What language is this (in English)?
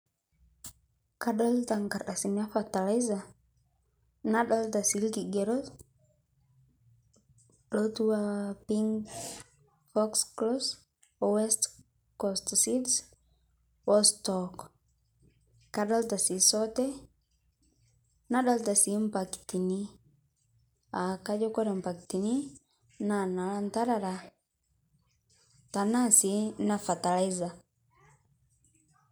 Masai